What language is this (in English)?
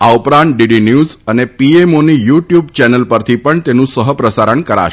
Gujarati